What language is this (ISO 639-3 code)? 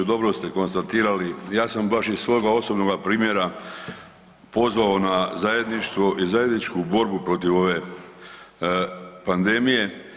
hrv